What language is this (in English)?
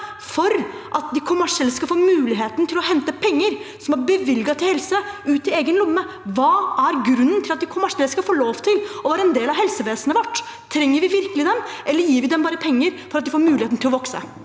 Norwegian